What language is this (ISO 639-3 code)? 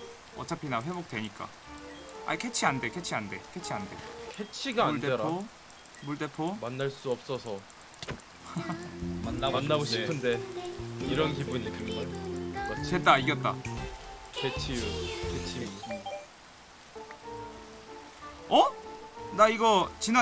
kor